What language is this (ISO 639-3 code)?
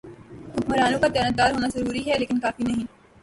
urd